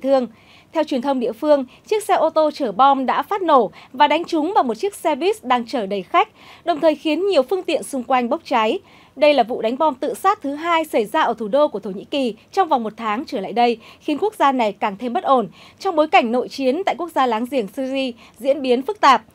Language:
Vietnamese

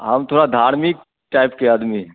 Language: Hindi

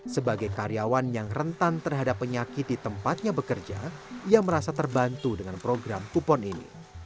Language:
Indonesian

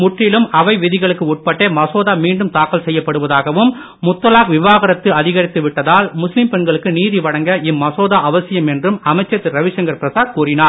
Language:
Tamil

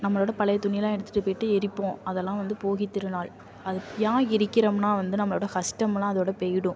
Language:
Tamil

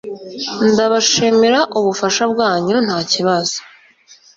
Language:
Kinyarwanda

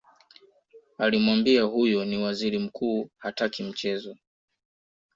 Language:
Swahili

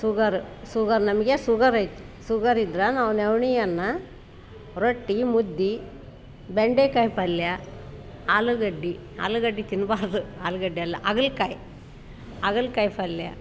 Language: Kannada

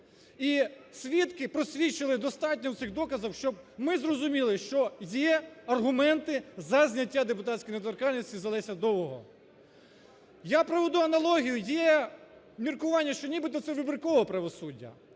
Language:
Ukrainian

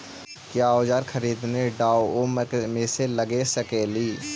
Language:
Magahi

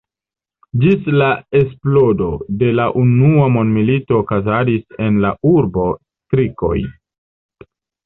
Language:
Esperanto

